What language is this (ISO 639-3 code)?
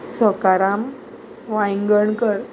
kok